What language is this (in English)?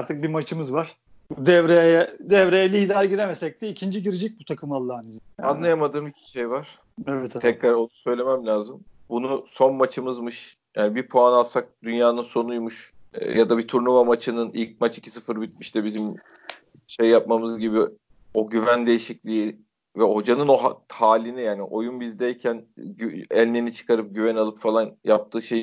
Turkish